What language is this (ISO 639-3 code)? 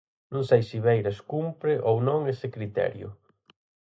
glg